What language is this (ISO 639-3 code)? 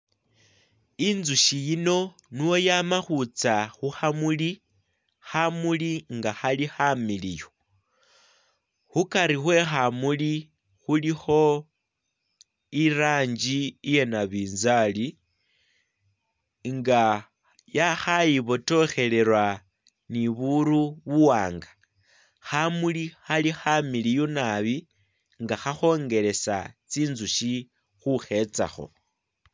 myx